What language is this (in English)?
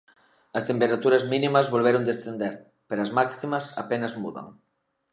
Galician